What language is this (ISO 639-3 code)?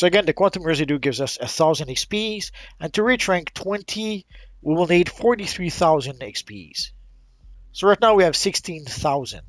eng